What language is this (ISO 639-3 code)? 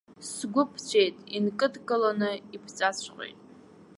abk